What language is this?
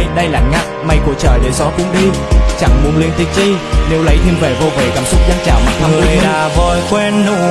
Vietnamese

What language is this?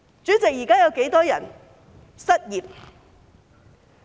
Cantonese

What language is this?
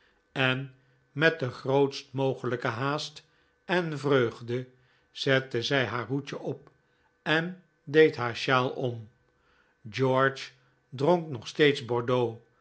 Dutch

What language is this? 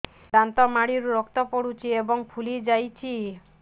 Odia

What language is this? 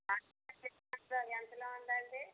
Telugu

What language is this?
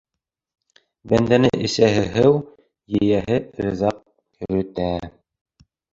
Bashkir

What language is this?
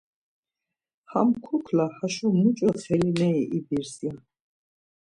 Laz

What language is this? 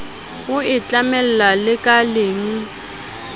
Southern Sotho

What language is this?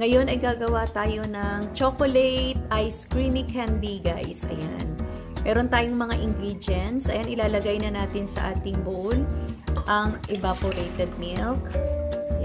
Filipino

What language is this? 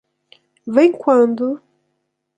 Portuguese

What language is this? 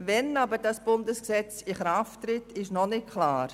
Swiss German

